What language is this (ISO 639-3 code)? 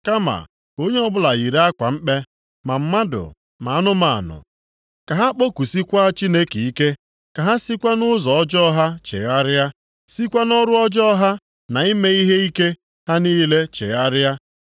ibo